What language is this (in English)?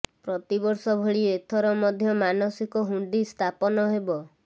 Odia